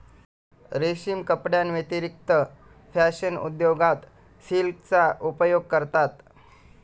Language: Marathi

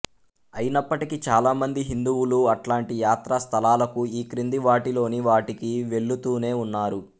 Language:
Telugu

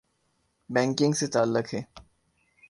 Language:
Urdu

